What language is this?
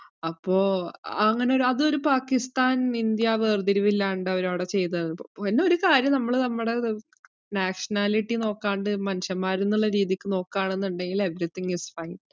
Malayalam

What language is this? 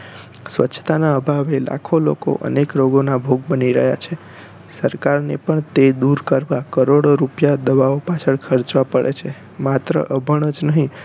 Gujarati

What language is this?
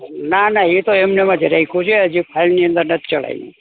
Gujarati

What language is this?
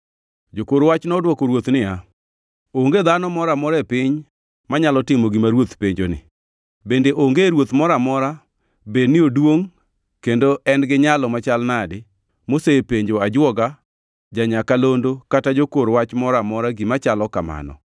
Luo (Kenya and Tanzania)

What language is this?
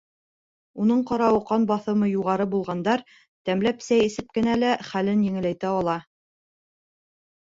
Bashkir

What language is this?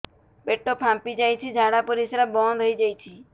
Odia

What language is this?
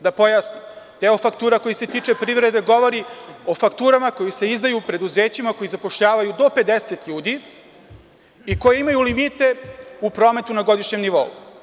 Serbian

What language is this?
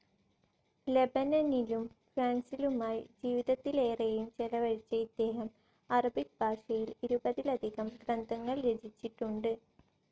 Malayalam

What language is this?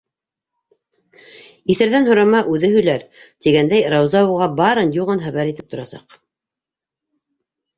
Bashkir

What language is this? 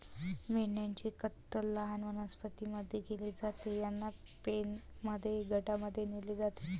Marathi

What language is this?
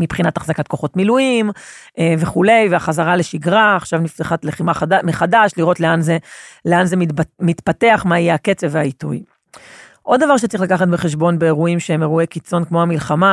Hebrew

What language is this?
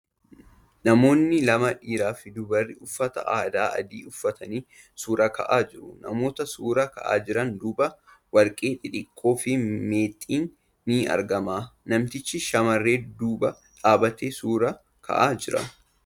Oromo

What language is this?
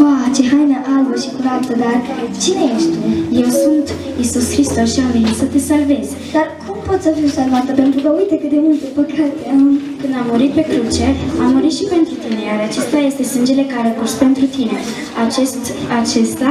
Romanian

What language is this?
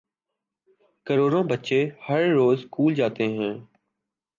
Urdu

